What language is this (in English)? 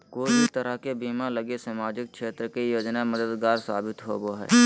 Magahi